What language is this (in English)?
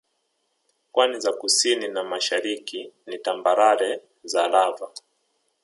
Swahili